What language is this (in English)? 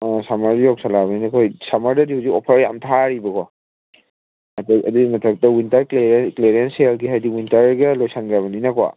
Manipuri